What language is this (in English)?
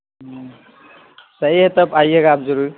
Urdu